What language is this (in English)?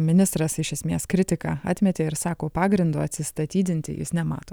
Lithuanian